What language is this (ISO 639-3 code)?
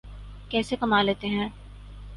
urd